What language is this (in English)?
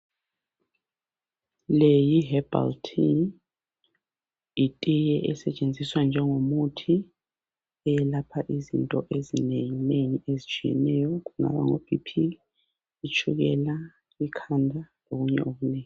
North Ndebele